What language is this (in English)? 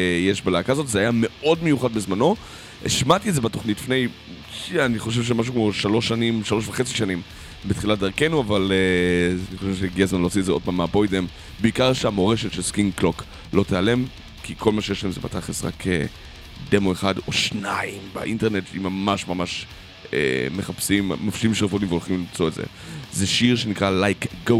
Hebrew